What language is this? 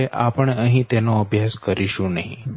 Gujarati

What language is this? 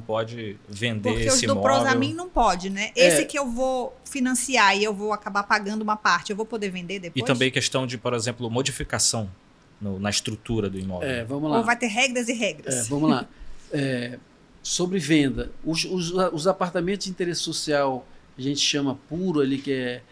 Portuguese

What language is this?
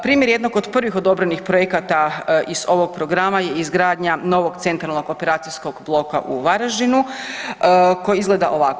Croatian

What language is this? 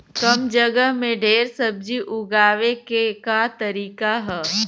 Bhojpuri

